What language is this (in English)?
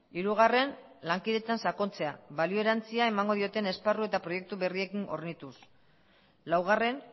Basque